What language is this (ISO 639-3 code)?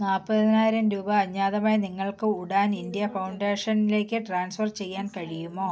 mal